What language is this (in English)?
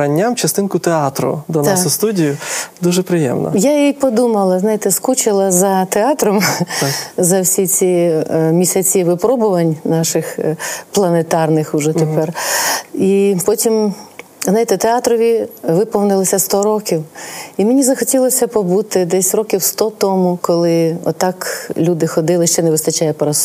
Ukrainian